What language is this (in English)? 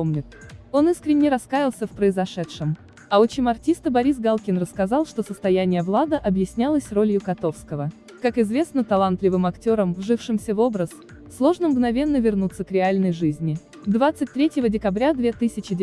Russian